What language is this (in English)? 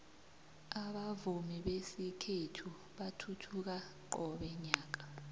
South Ndebele